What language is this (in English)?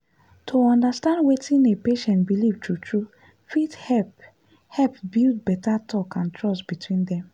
Nigerian Pidgin